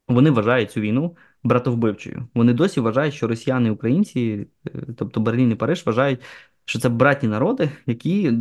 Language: Ukrainian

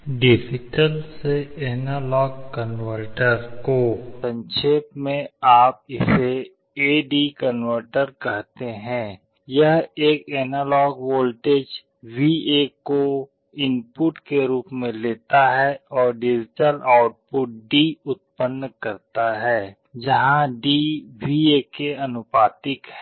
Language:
Hindi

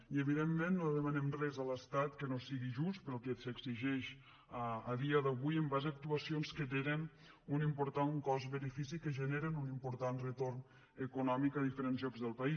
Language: Catalan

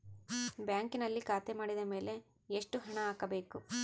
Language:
Kannada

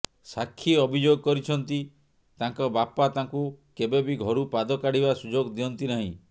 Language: Odia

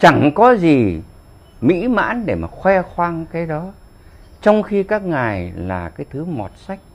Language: Vietnamese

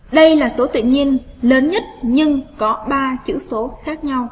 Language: Vietnamese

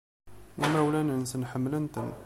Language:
Kabyle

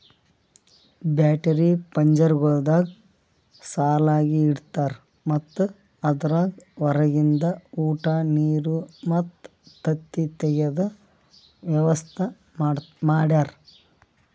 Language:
Kannada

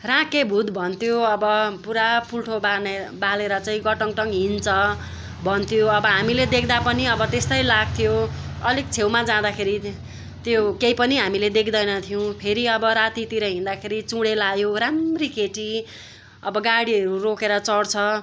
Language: Nepali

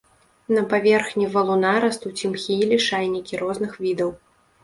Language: Belarusian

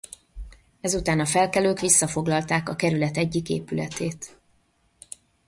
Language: Hungarian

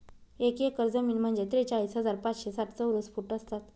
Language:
Marathi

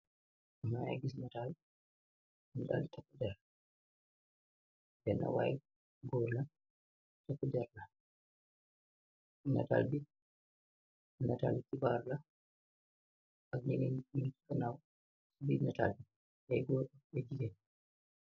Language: Wolof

